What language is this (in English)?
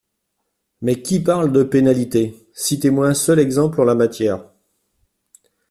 French